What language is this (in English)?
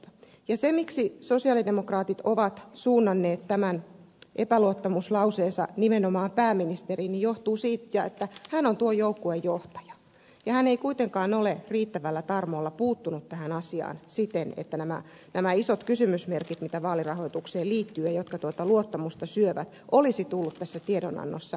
Finnish